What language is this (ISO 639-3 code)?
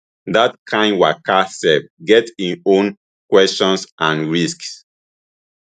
pcm